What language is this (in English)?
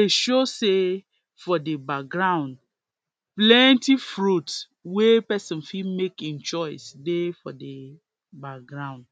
Nigerian Pidgin